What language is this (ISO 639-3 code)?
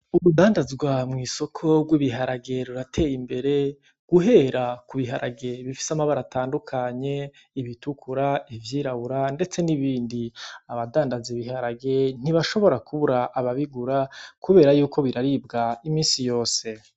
run